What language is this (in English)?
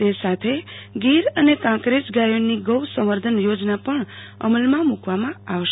Gujarati